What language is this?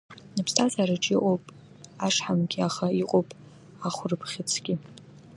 Abkhazian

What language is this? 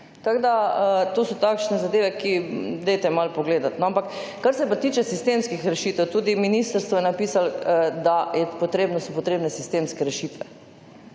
Slovenian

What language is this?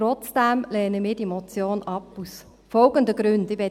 Swiss German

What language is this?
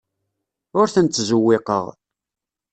Kabyle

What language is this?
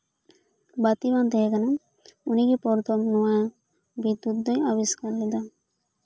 Santali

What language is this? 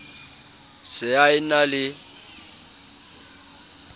Southern Sotho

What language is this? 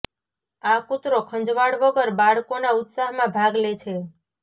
Gujarati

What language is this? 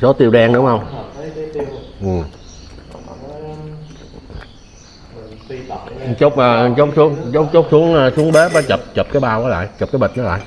Vietnamese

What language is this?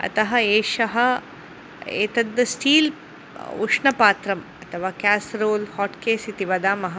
Sanskrit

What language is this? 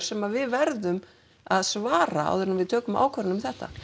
Icelandic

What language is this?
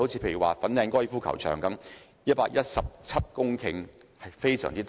Cantonese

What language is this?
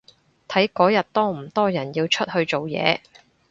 Cantonese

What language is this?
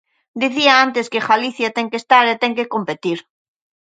Galician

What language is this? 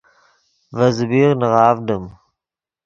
Yidgha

